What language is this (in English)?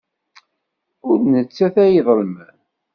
Kabyle